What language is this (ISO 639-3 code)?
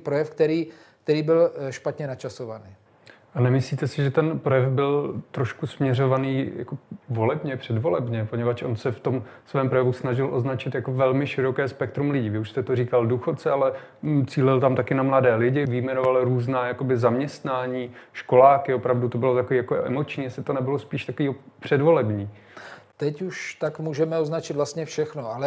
ces